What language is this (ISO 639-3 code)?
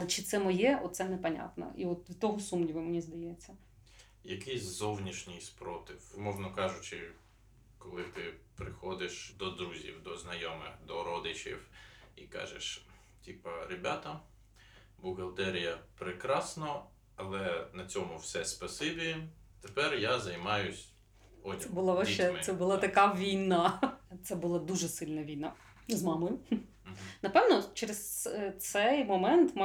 ukr